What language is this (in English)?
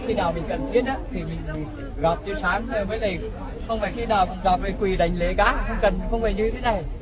Vietnamese